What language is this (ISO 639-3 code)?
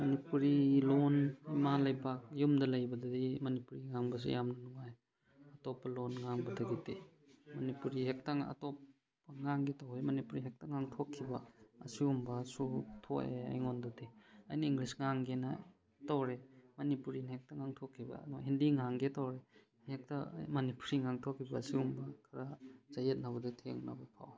mni